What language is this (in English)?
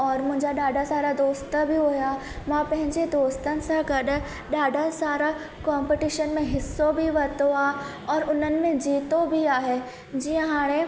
Sindhi